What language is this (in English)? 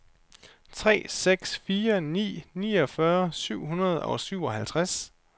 Danish